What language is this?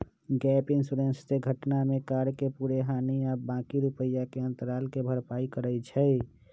Magahi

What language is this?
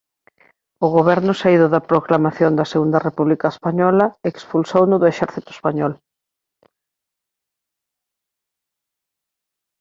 Galician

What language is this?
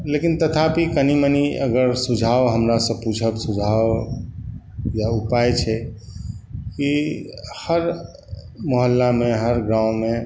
Maithili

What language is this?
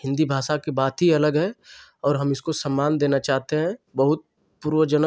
Hindi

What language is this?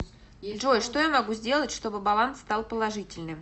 Russian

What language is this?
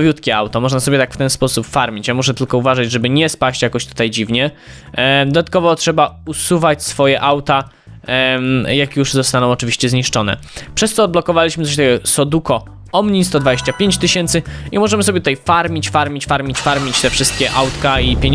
Polish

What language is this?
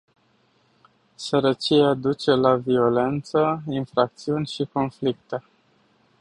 Romanian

